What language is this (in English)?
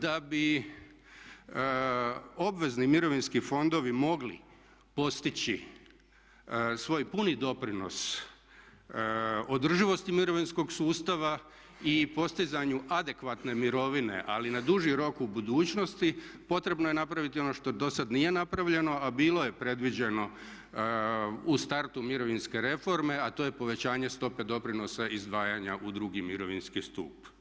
Croatian